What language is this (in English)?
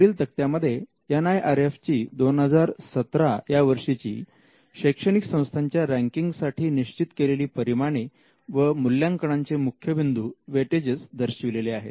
Marathi